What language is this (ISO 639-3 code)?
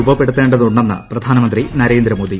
mal